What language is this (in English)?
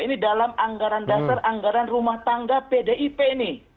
Indonesian